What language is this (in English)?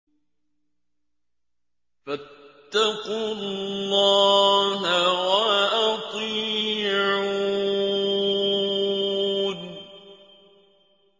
Arabic